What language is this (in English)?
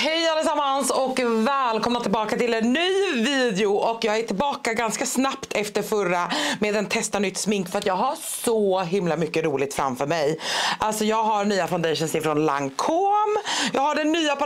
Swedish